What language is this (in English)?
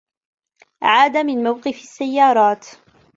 Arabic